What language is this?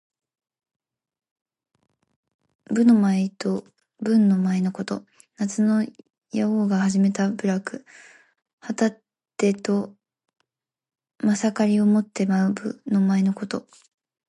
Japanese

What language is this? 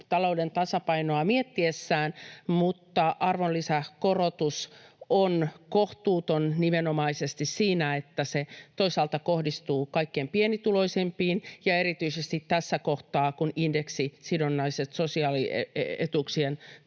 Finnish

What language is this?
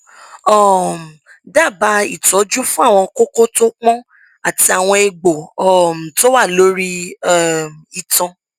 Yoruba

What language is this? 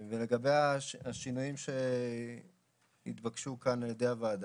Hebrew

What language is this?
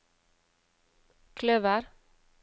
Norwegian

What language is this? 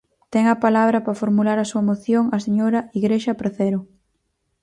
Galician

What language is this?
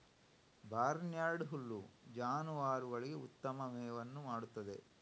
Kannada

